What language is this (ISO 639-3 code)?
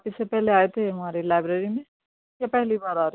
urd